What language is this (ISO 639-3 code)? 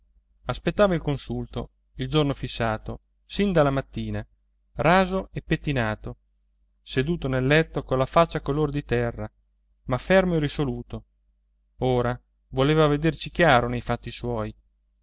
ita